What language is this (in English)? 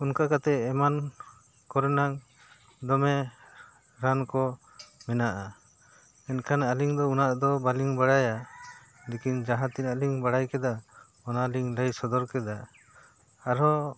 Santali